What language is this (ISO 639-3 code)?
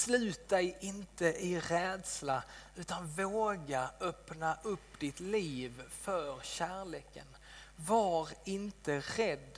swe